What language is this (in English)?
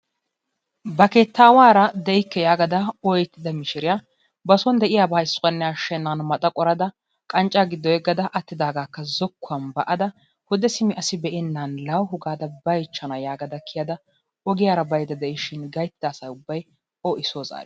Wolaytta